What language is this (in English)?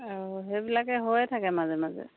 Assamese